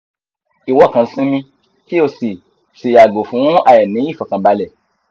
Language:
Yoruba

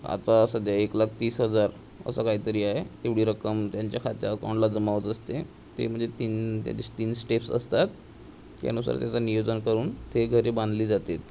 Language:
Marathi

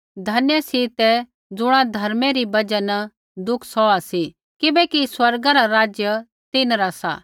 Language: Kullu Pahari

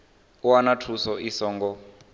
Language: Venda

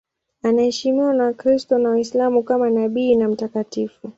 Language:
Swahili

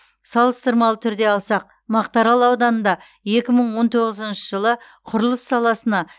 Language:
Kazakh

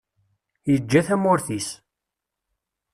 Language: Kabyle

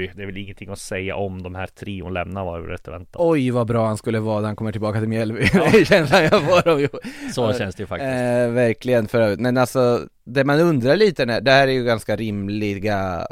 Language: Swedish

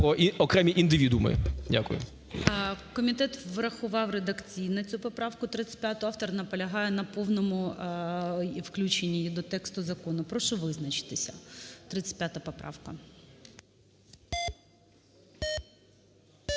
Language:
Ukrainian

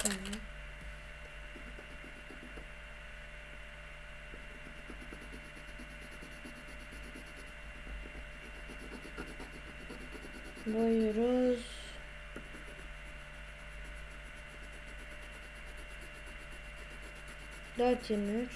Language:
Turkish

